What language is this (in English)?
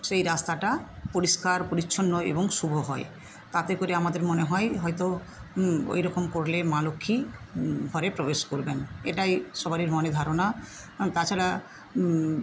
Bangla